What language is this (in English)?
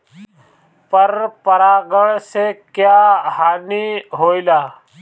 Bhojpuri